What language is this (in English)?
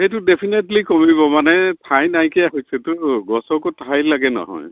Assamese